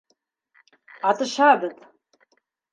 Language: Bashkir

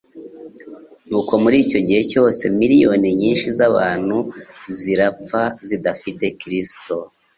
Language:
Kinyarwanda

